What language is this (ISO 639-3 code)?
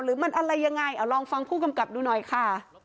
tha